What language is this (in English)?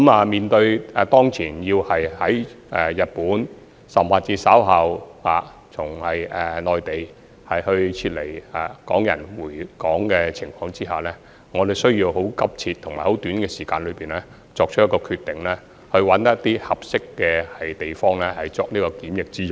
Cantonese